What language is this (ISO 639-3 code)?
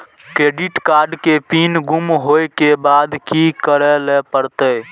mai